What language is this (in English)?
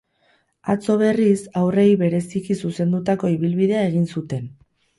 Basque